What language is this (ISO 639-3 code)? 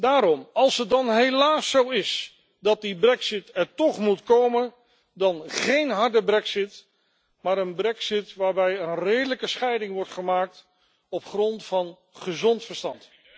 nld